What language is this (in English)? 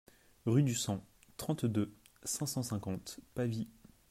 French